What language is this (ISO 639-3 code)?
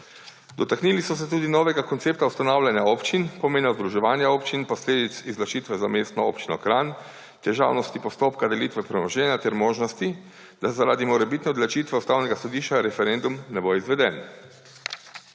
slv